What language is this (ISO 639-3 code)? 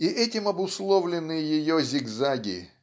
rus